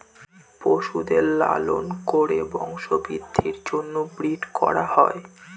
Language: Bangla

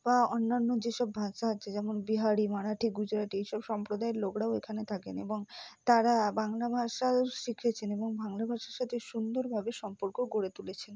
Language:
Bangla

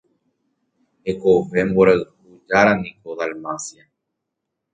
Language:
Guarani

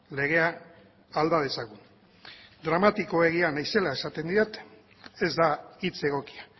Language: Basque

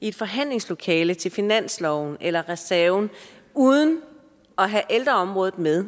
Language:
Danish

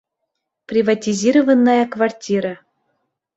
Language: Bashkir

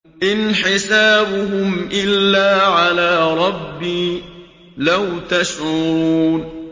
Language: Arabic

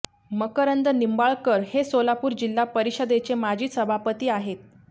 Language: Marathi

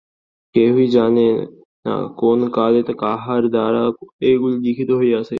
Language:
Bangla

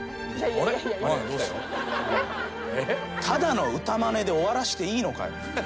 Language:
Japanese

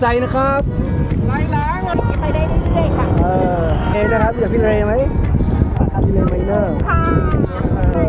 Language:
Thai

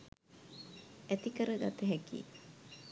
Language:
Sinhala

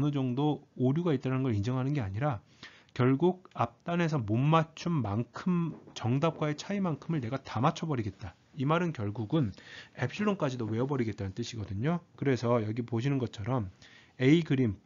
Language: Korean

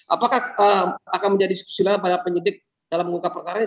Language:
Indonesian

